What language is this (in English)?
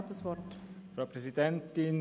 Swiss German